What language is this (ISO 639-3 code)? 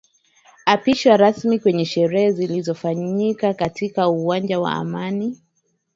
swa